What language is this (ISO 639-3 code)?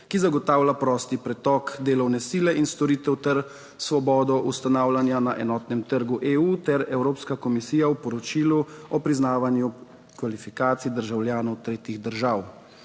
slv